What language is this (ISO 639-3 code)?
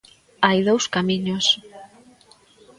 glg